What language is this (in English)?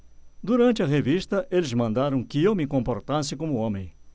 Portuguese